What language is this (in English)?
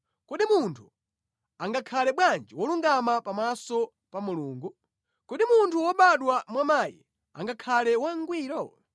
Nyanja